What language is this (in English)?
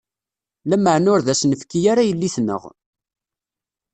Kabyle